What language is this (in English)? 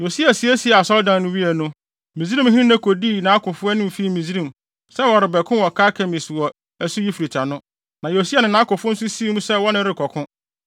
Akan